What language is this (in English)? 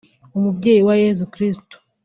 Kinyarwanda